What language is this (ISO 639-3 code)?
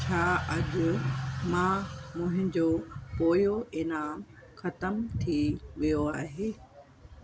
snd